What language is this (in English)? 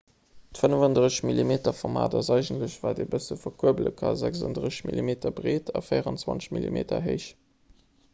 Luxembourgish